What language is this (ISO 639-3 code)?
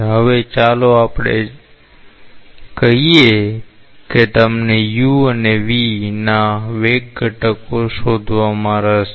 guj